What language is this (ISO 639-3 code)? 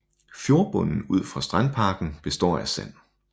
dan